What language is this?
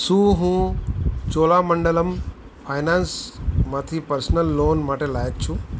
Gujarati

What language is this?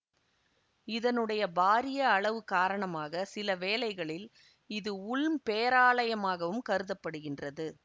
Tamil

